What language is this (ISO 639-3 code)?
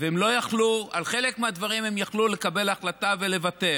heb